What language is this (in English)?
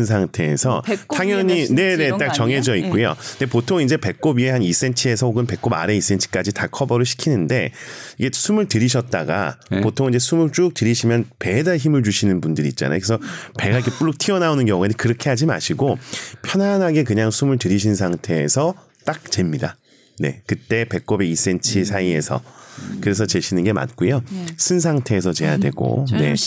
Korean